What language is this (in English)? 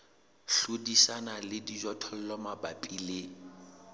Southern Sotho